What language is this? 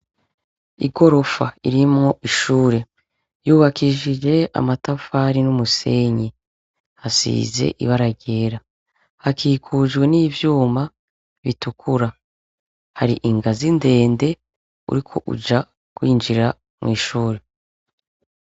Rundi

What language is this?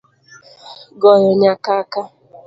Luo (Kenya and Tanzania)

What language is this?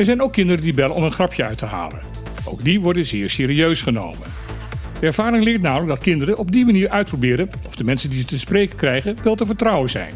Dutch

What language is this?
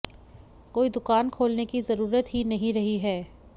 Hindi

